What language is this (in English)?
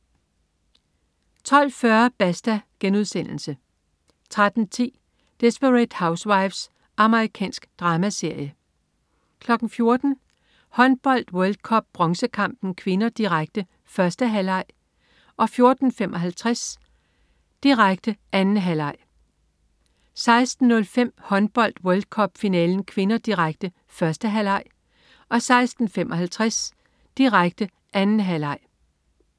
Danish